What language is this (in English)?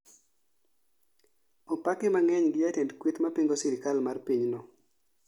Luo (Kenya and Tanzania)